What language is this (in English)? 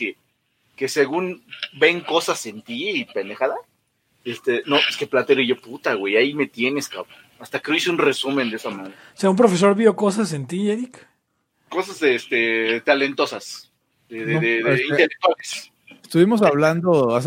Spanish